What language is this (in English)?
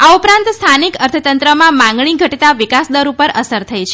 Gujarati